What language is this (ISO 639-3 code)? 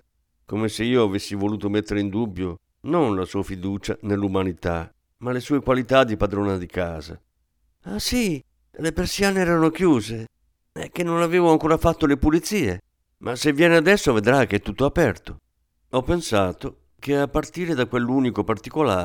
ita